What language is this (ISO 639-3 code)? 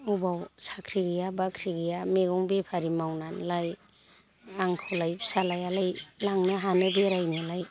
brx